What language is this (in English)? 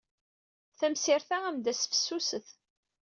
Kabyle